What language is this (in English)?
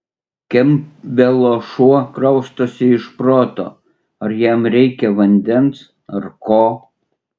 Lithuanian